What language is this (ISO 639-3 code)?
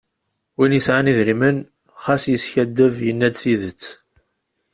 kab